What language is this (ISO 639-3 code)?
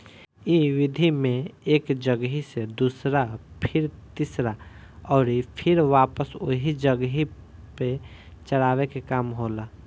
bho